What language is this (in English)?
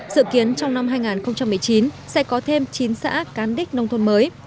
Vietnamese